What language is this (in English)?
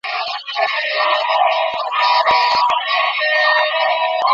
Bangla